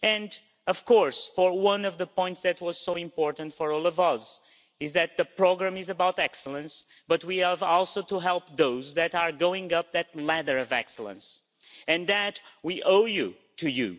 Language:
English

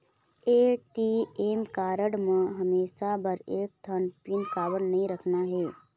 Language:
Chhattisgarhi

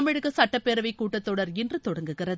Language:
Tamil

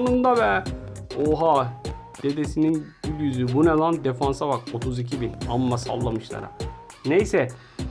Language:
Turkish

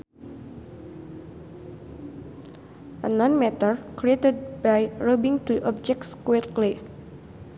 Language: Sundanese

